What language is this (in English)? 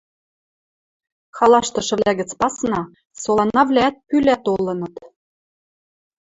Western Mari